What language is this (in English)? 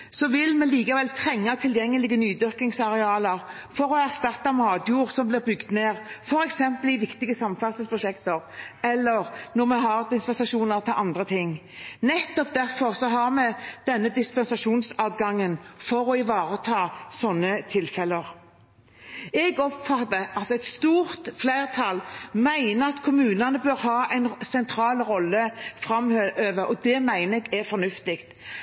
Norwegian Bokmål